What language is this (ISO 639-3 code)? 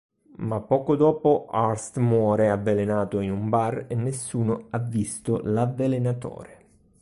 ita